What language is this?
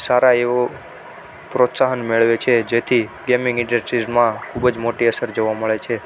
Gujarati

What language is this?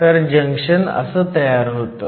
Marathi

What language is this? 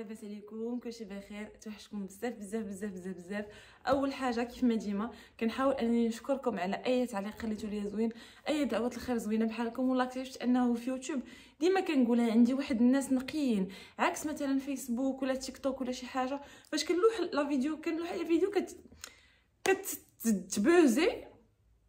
Arabic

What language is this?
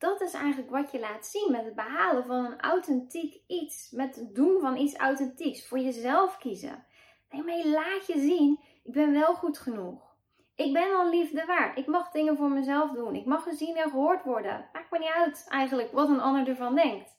Dutch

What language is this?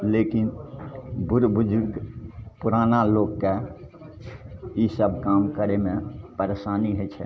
Maithili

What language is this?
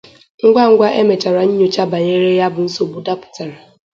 Igbo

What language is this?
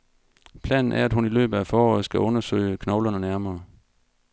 Danish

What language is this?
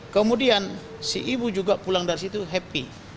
Indonesian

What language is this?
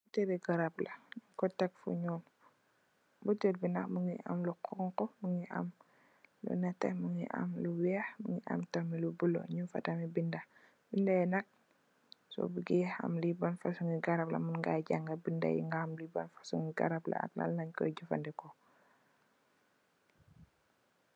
Wolof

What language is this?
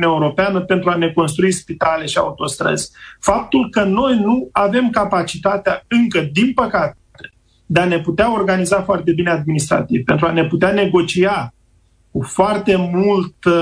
Romanian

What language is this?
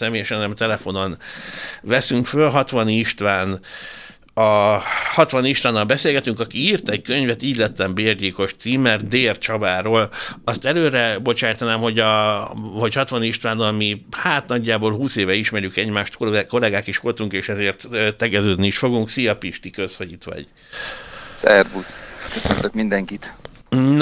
Hungarian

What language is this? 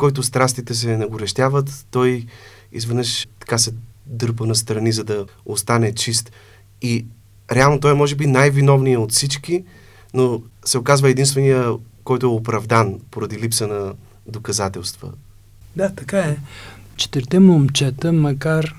Bulgarian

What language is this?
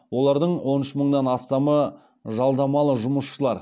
Kazakh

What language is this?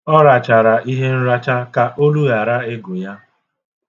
Igbo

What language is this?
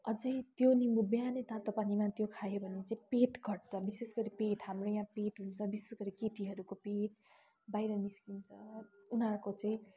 Nepali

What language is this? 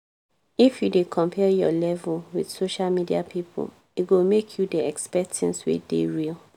Nigerian Pidgin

